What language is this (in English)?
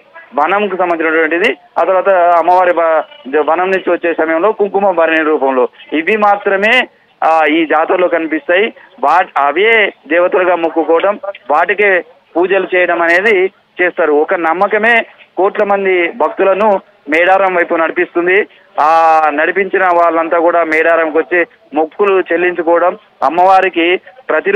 Telugu